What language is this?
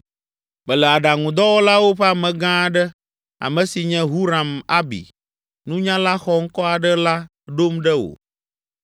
Ewe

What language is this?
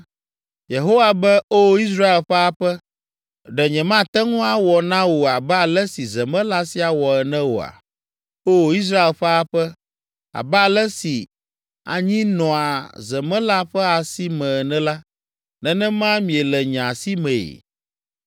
Ewe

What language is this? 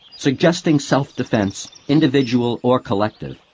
English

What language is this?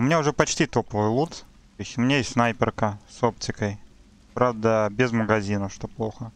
Russian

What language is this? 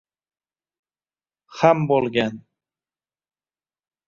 Uzbek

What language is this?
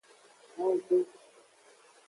Aja (Benin)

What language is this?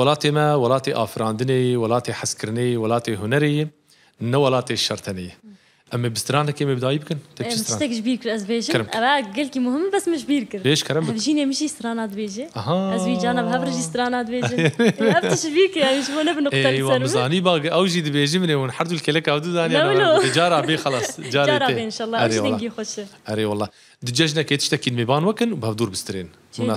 Arabic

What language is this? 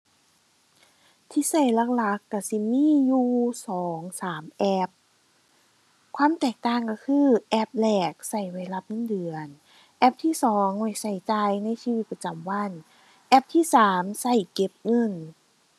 Thai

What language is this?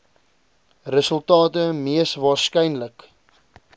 Afrikaans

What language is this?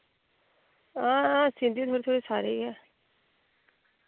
Dogri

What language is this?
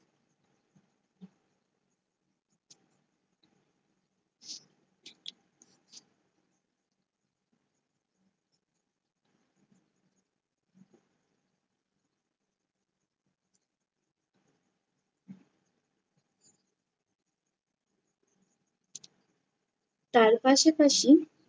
Bangla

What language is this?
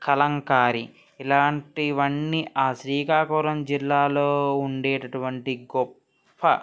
Telugu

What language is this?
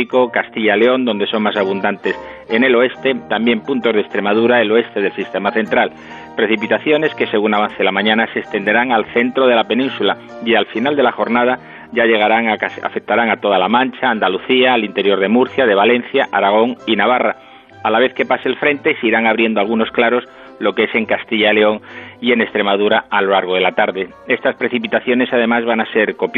Spanish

